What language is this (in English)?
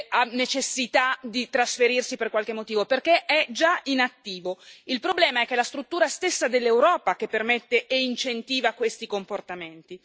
Italian